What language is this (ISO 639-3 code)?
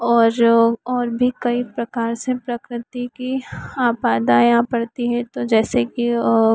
hin